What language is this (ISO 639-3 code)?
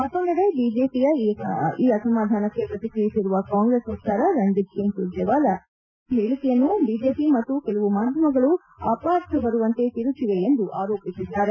kan